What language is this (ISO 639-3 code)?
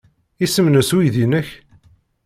kab